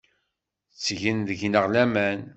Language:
Kabyle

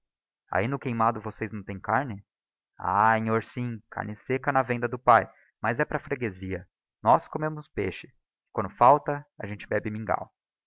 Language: Portuguese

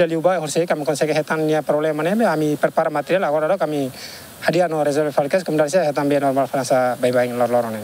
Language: Indonesian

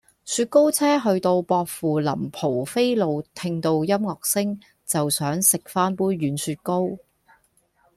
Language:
Cantonese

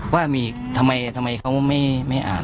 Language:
Thai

